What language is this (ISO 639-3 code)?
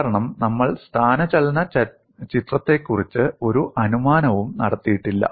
mal